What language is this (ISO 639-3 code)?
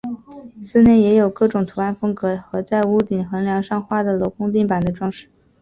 zho